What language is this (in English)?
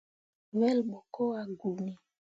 Mundang